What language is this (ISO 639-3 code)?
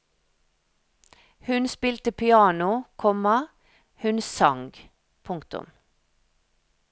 nor